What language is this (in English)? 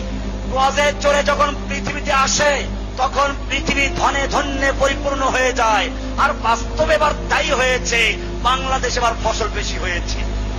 Arabic